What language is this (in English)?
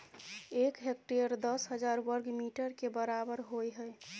Maithili